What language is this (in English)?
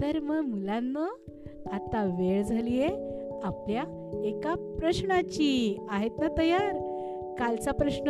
Marathi